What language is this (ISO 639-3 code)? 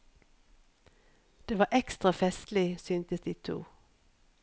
nor